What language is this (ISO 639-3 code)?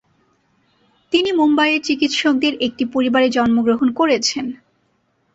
ben